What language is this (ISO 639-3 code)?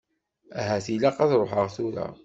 kab